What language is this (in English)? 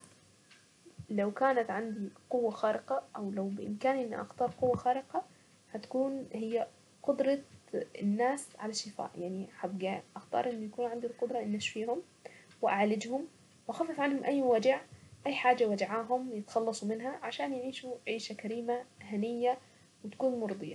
Saidi Arabic